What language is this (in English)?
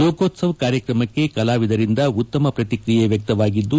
Kannada